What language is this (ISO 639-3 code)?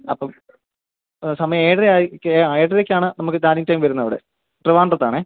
mal